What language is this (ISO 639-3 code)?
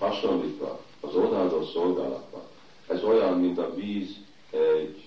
hun